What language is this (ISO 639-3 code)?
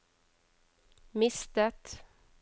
nor